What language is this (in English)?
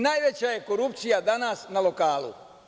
Serbian